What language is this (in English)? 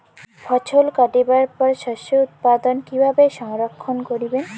Bangla